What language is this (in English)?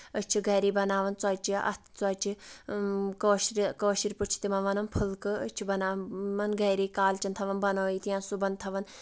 Kashmiri